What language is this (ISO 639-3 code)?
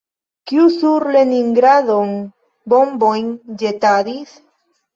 epo